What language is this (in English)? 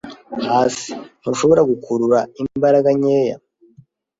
Kinyarwanda